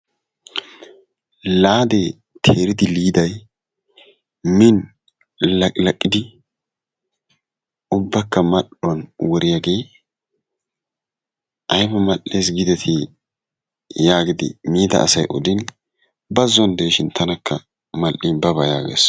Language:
Wolaytta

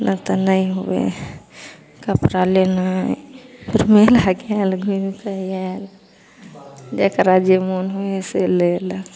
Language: Maithili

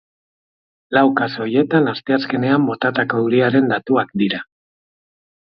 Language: Basque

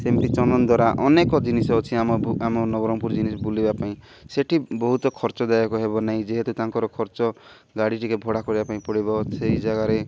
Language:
Odia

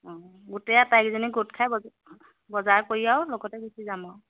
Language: Assamese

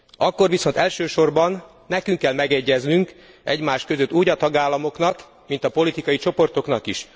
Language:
Hungarian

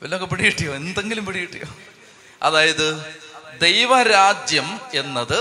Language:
Malayalam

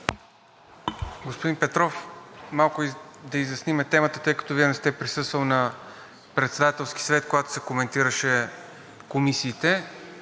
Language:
Bulgarian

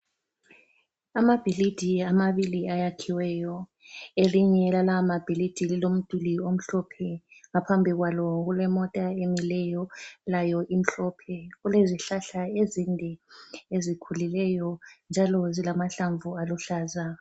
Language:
North Ndebele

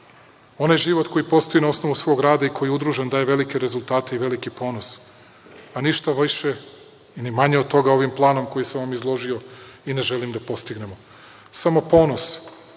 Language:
Serbian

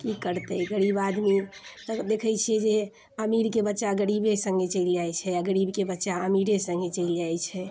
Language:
Maithili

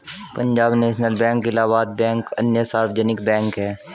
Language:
Hindi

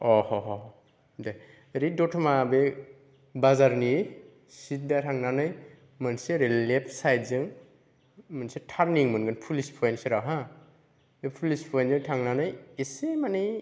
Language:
Bodo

